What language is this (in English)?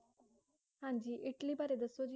Punjabi